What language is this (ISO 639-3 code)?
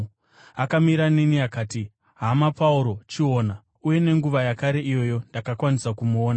sna